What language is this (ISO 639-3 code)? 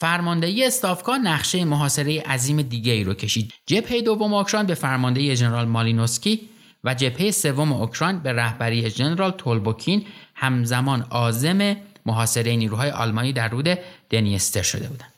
fas